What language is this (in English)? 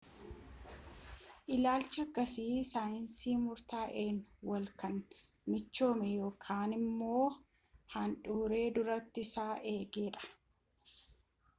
Oromo